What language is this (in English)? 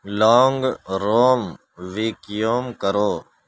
Urdu